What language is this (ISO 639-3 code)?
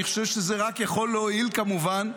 heb